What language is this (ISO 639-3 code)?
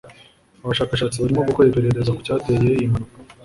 kin